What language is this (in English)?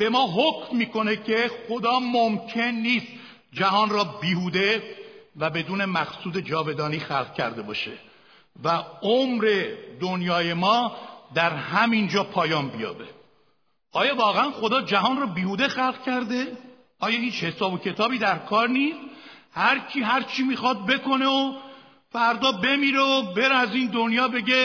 Persian